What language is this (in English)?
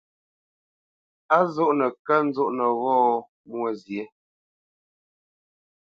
Bamenyam